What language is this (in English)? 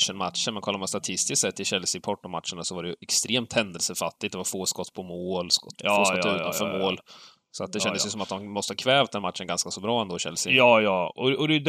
Swedish